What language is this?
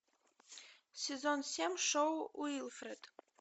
Russian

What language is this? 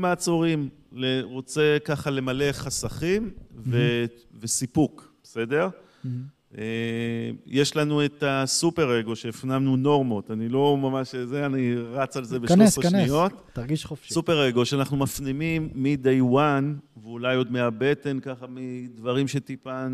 Hebrew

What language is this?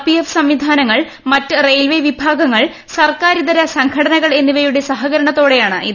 Malayalam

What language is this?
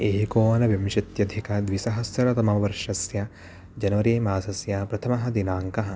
Sanskrit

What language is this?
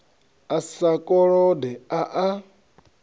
Venda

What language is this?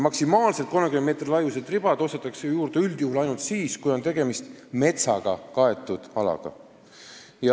Estonian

